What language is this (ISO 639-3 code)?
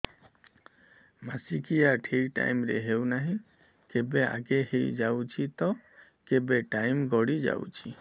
ori